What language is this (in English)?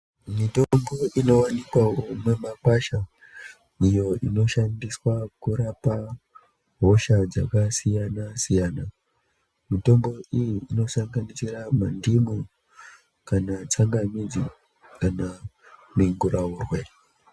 Ndau